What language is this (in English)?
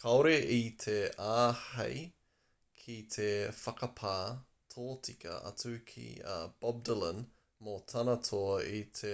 Māori